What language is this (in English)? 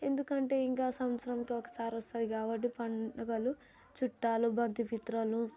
Telugu